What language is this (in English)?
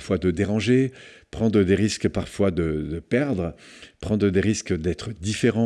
French